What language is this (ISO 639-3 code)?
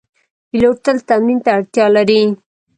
pus